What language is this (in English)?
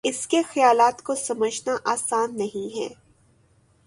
Urdu